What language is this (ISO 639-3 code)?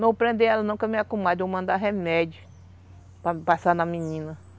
por